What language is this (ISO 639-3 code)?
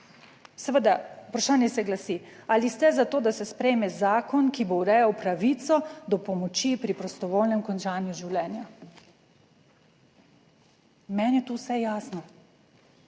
slv